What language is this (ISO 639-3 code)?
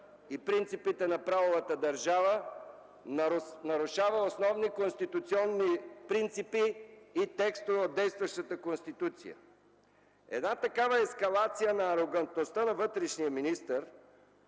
bul